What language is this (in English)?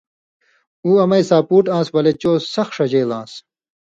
Indus Kohistani